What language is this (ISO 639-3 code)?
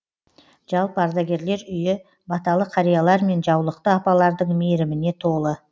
kaz